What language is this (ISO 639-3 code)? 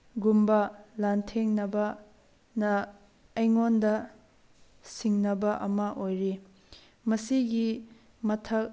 mni